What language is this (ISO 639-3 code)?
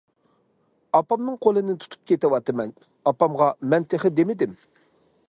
uig